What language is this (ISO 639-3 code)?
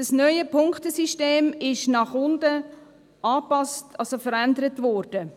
gsw